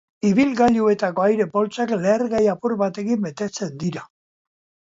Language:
Basque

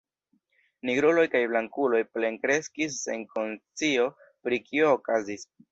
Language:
Esperanto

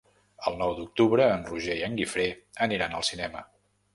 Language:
Catalan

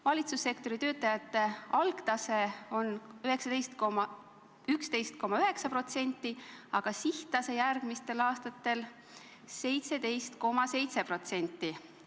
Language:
Estonian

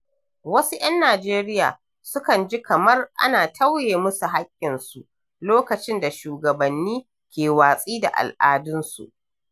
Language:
Hausa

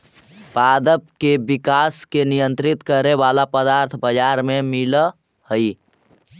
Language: Magahi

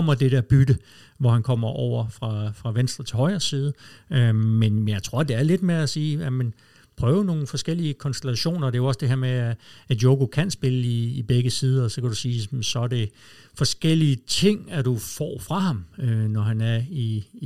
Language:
Danish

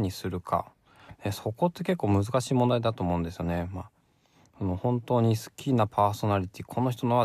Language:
Japanese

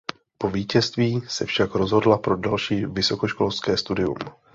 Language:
Czech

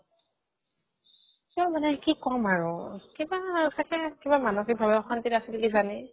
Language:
Assamese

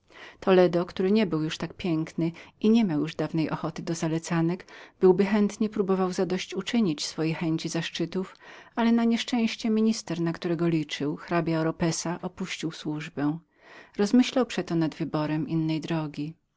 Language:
Polish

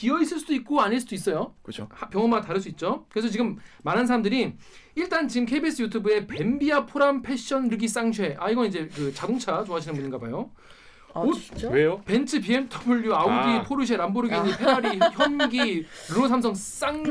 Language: Korean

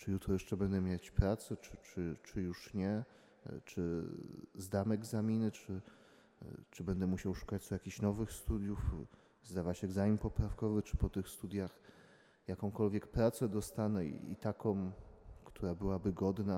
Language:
Polish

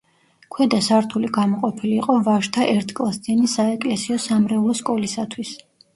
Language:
Georgian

